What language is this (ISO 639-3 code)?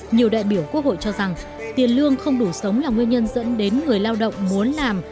vie